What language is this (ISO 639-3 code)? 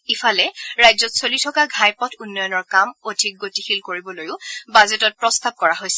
asm